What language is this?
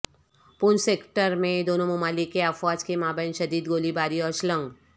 Urdu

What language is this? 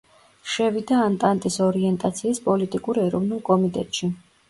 Georgian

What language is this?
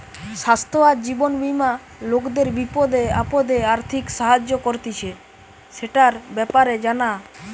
Bangla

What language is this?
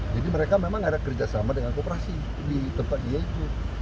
Indonesian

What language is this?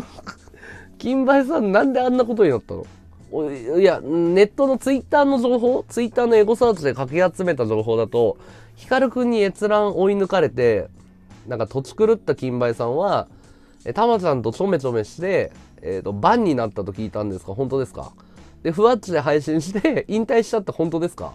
Japanese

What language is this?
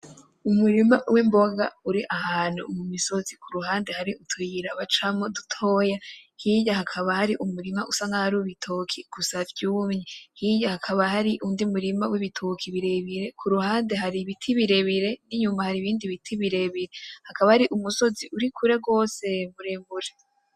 Rundi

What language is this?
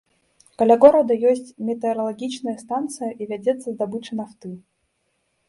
Belarusian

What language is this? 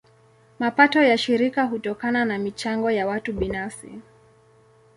Swahili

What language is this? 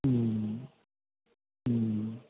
Maithili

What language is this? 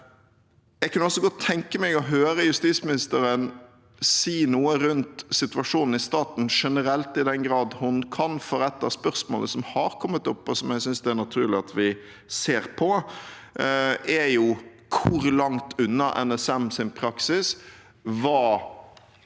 Norwegian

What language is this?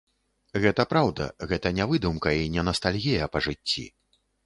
Belarusian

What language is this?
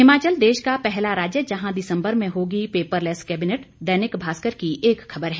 Hindi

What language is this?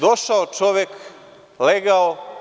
Serbian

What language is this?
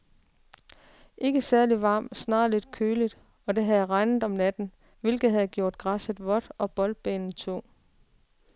Danish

